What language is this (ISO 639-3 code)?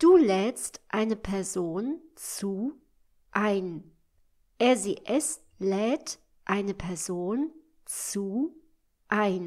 deu